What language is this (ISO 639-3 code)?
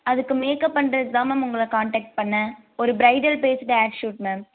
tam